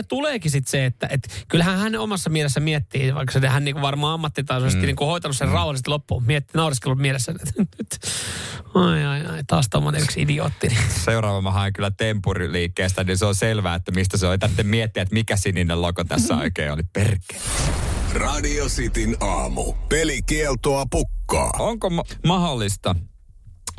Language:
Finnish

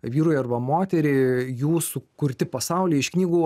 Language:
Lithuanian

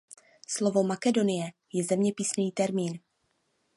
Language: Czech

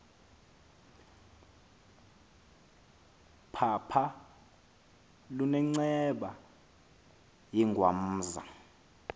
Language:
Xhosa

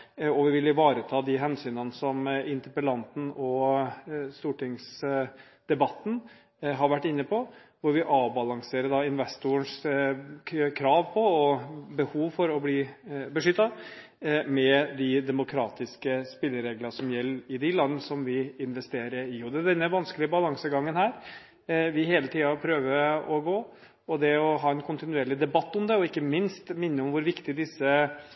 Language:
Norwegian Bokmål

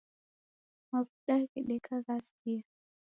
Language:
Taita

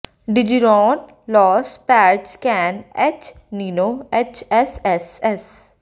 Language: Punjabi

